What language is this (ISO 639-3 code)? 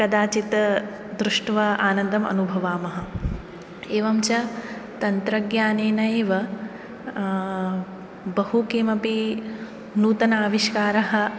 san